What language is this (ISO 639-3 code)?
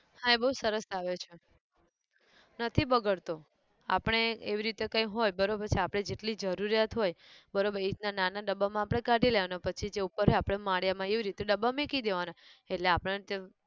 guj